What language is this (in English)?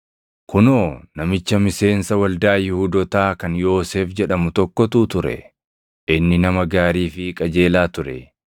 Oromo